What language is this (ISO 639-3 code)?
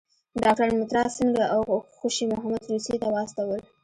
pus